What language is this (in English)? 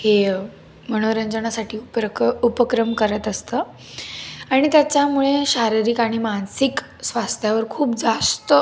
Marathi